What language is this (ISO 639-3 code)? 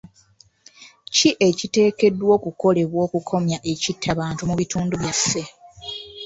lug